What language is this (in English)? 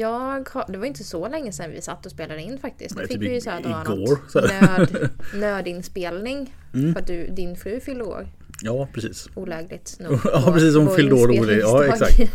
Swedish